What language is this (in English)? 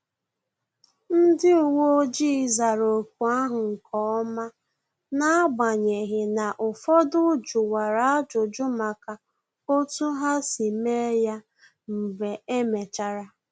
Igbo